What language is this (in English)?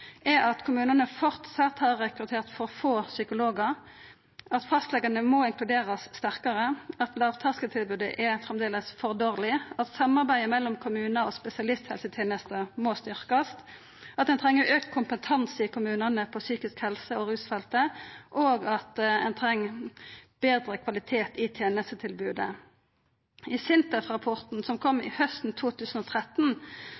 Norwegian Nynorsk